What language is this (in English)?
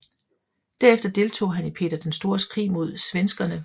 Danish